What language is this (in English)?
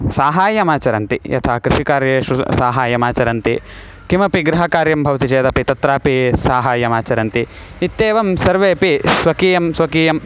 Sanskrit